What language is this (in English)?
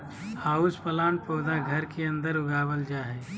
Magahi